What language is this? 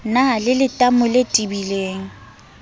Southern Sotho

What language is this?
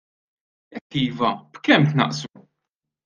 Maltese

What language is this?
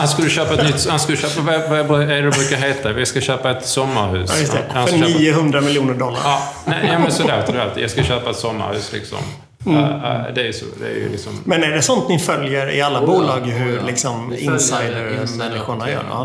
Swedish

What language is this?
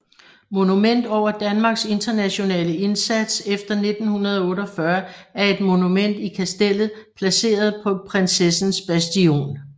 Danish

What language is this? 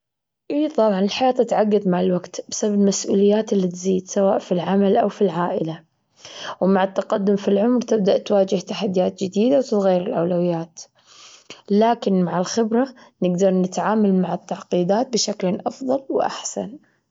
Gulf Arabic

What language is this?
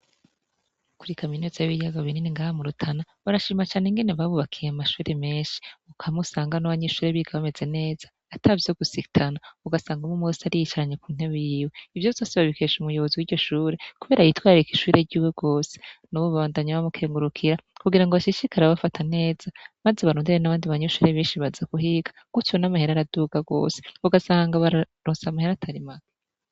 Rundi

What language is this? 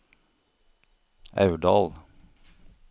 Norwegian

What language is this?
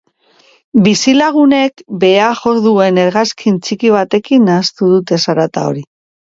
Basque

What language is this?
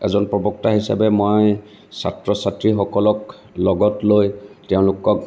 Assamese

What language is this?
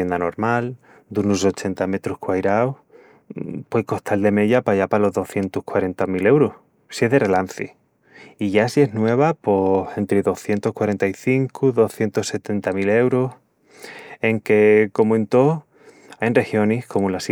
Extremaduran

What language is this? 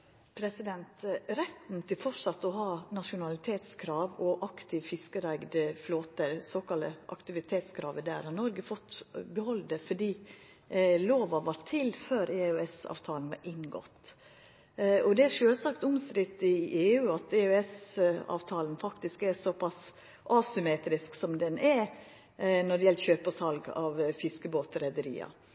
Norwegian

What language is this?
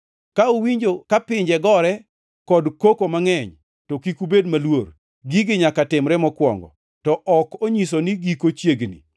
Luo (Kenya and Tanzania)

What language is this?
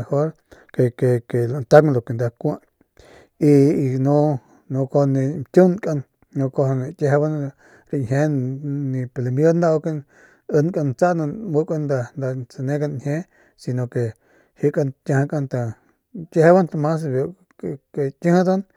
Northern Pame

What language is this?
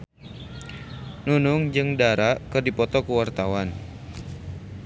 Sundanese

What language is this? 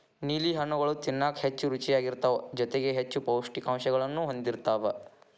Kannada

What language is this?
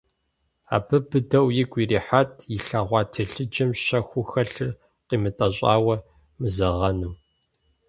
Kabardian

